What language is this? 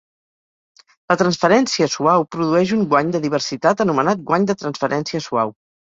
Catalan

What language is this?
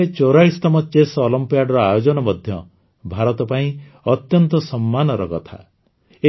Odia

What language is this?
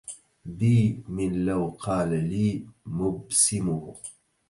Arabic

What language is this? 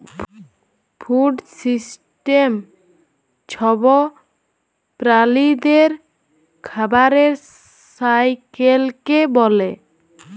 Bangla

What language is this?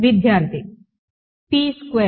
Telugu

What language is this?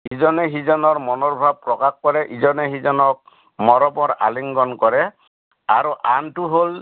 Assamese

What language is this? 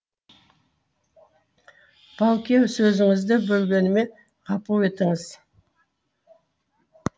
Kazakh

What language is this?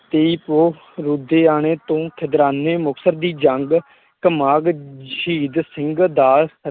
Punjabi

